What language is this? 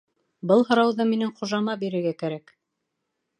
Bashkir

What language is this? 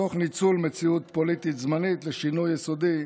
Hebrew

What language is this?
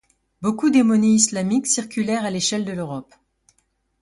French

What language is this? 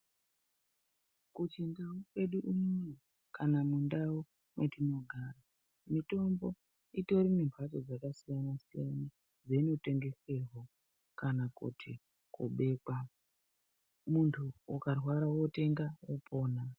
Ndau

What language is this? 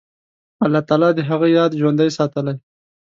Pashto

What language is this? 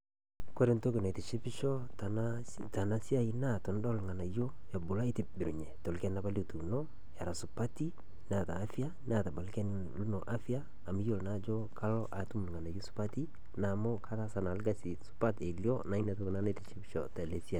Masai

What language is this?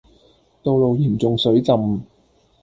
Cantonese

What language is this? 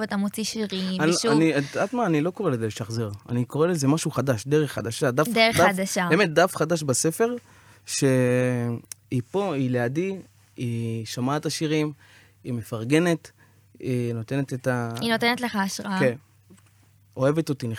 Hebrew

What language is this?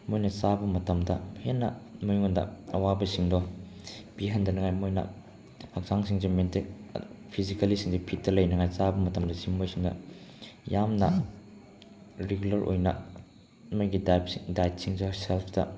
Manipuri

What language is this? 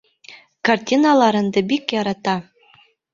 Bashkir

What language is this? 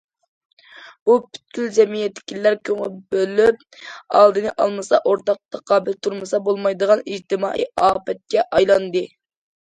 Uyghur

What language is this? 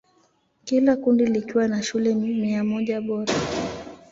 Swahili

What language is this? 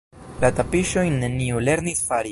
Esperanto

